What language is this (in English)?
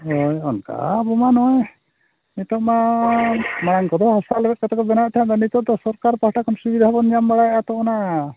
Santali